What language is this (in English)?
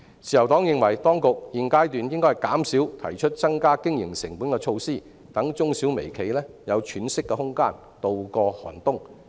Cantonese